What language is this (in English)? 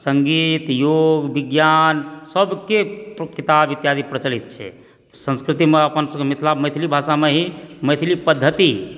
Maithili